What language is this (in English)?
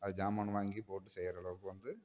Tamil